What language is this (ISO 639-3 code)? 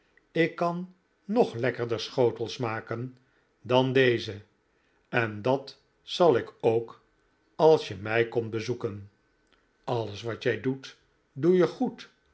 nld